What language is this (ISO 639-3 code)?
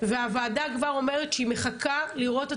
heb